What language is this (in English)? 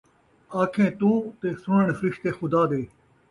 Saraiki